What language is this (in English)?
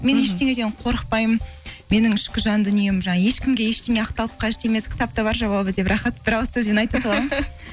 Kazakh